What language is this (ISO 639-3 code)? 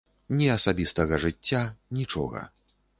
bel